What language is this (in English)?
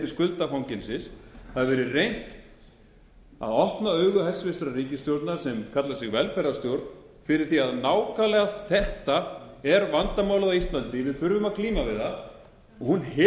Icelandic